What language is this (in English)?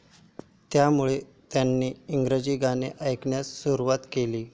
Marathi